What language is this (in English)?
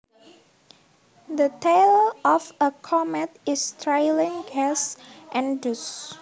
Javanese